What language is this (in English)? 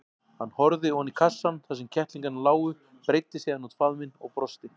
Icelandic